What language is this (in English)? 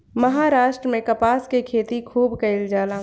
Bhojpuri